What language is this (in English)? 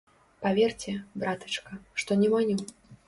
Belarusian